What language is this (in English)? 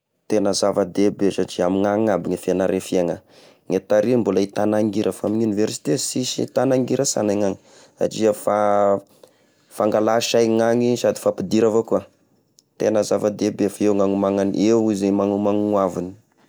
Tesaka Malagasy